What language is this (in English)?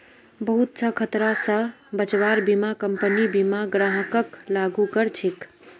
Magahi